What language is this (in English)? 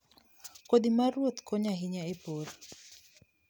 Luo (Kenya and Tanzania)